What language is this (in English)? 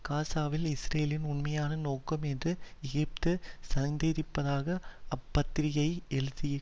Tamil